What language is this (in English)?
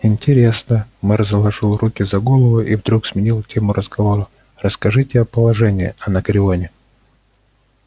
Russian